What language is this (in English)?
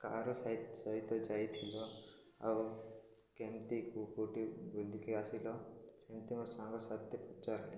Odia